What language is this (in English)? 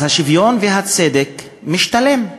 Hebrew